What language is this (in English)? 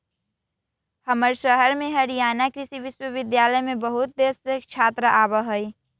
Magahi